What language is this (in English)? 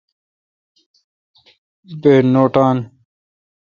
Kalkoti